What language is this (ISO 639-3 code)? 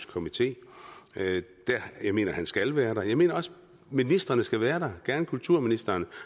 dan